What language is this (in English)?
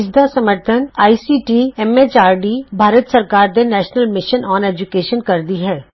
Punjabi